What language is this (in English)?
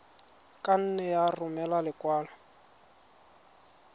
Tswana